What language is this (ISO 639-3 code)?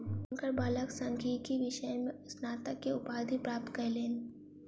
mai